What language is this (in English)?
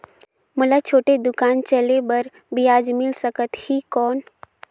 Chhattisgarhi